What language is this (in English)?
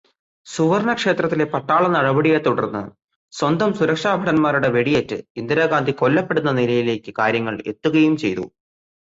Malayalam